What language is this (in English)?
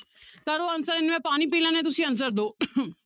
Punjabi